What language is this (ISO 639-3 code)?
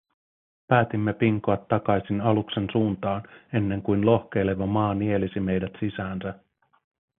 fin